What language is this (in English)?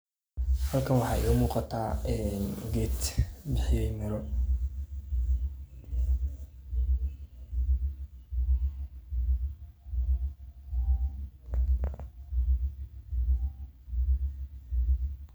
Somali